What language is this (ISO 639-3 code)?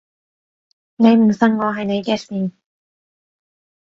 yue